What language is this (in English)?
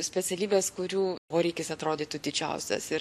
Lithuanian